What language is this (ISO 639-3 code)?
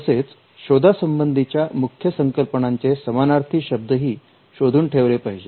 mar